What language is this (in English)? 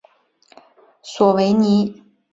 Chinese